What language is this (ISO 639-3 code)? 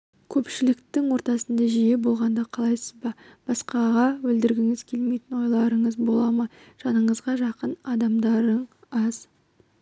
kaz